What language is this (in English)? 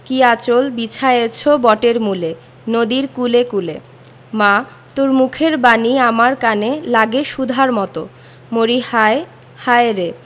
Bangla